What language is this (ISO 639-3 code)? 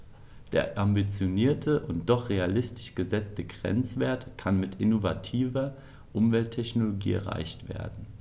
deu